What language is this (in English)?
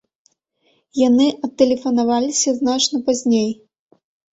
Belarusian